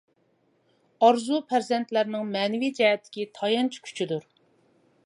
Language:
Uyghur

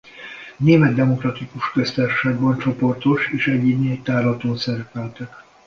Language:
Hungarian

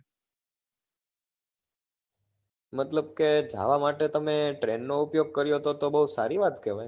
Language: Gujarati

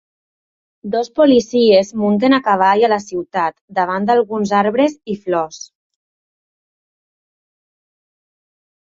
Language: Catalan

